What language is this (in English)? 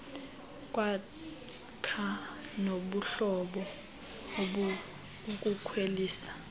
Xhosa